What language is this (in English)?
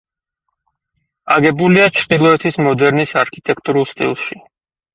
Georgian